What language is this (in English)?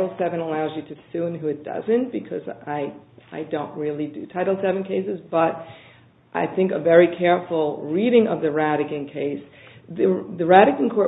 English